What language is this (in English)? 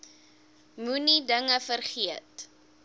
Afrikaans